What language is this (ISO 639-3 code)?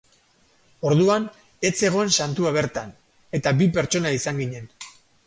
eus